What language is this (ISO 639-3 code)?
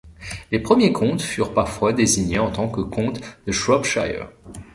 fra